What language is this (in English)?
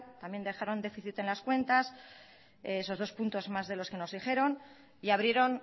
Spanish